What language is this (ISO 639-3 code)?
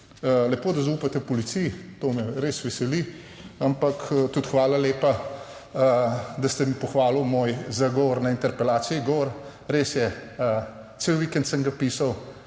slv